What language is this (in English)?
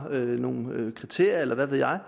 Danish